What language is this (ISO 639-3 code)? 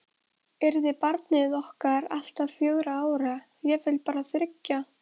isl